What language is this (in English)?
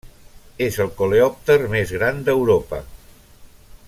Catalan